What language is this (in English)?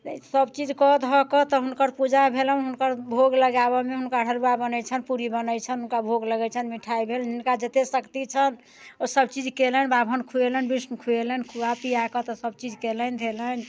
Maithili